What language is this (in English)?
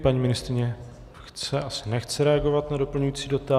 Czech